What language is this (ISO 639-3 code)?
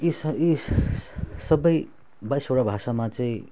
nep